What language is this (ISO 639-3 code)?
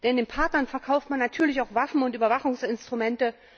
deu